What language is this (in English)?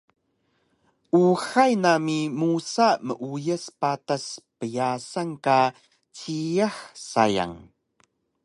Taroko